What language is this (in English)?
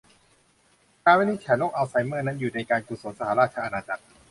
Thai